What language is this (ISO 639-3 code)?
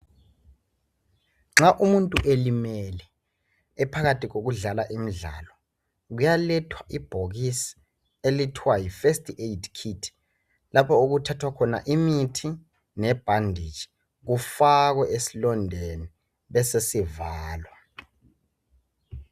nde